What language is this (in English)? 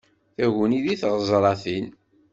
Kabyle